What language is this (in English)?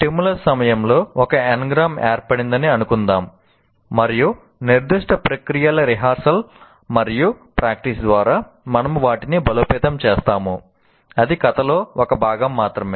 Telugu